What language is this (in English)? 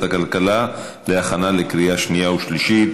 Hebrew